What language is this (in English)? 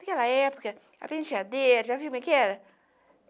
Portuguese